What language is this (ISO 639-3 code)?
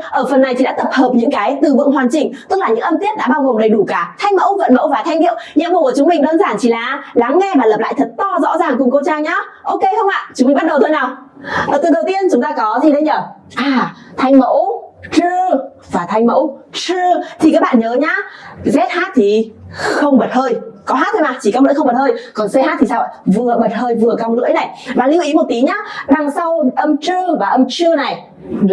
vie